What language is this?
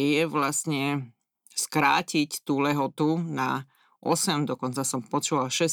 Slovak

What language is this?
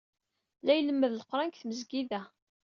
Kabyle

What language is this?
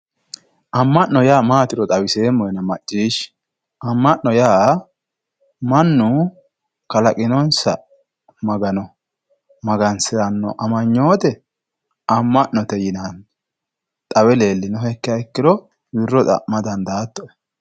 Sidamo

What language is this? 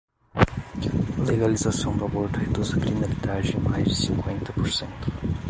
Portuguese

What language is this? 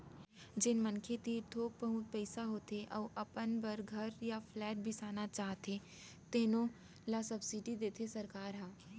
Chhattisgarhi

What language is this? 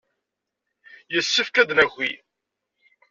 Kabyle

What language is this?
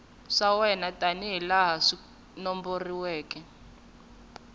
Tsonga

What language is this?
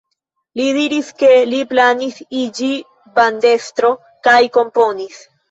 Esperanto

